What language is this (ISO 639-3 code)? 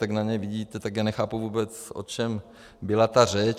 ces